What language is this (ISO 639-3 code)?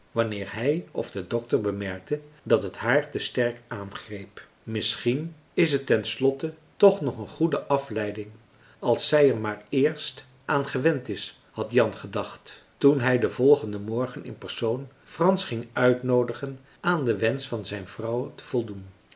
nld